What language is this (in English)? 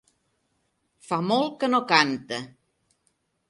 Catalan